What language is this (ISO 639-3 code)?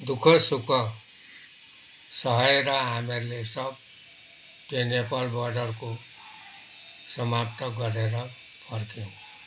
nep